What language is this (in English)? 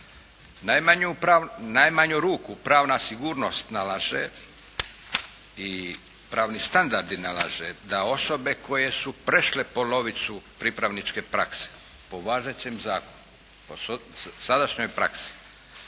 Croatian